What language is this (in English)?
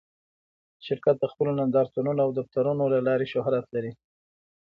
Pashto